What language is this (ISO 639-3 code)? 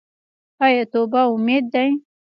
pus